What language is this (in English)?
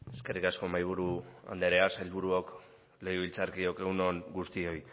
Basque